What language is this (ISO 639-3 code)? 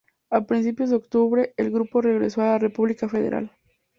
spa